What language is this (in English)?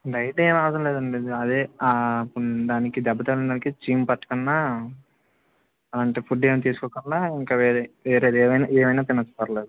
Telugu